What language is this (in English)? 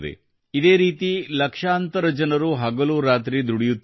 Kannada